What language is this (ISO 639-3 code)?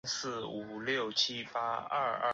zho